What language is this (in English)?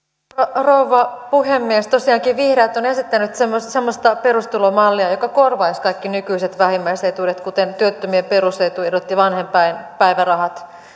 Finnish